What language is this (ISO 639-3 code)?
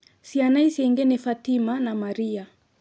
kik